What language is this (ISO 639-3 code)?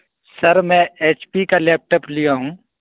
urd